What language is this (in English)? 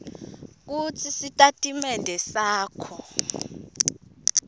Swati